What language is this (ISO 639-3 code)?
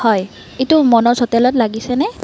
asm